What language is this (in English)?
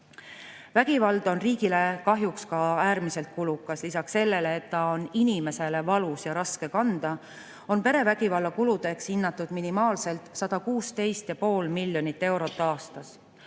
Estonian